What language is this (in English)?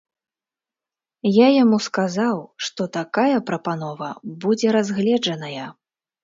Belarusian